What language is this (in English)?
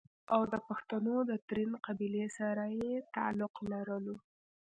Pashto